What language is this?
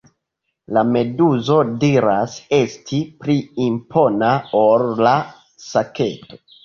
Esperanto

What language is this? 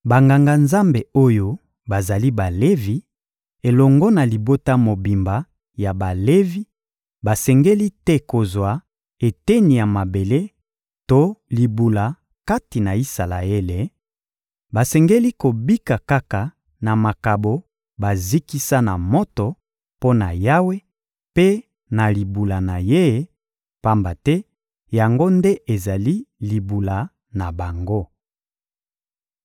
Lingala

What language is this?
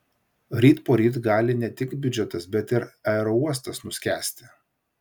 Lithuanian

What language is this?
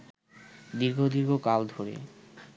Bangla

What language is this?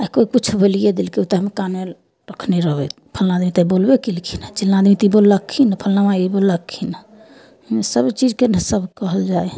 Maithili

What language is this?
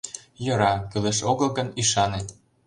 Mari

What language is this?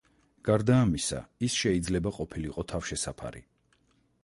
Georgian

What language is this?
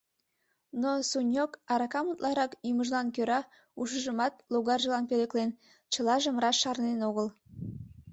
Mari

